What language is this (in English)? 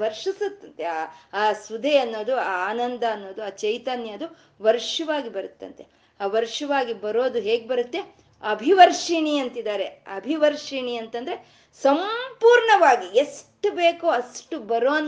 Kannada